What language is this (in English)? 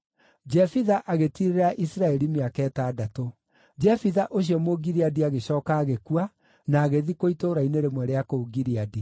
Kikuyu